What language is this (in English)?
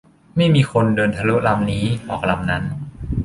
Thai